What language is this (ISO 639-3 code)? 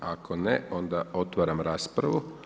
hrv